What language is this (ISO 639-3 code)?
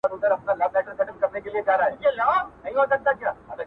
pus